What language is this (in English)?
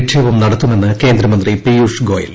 Malayalam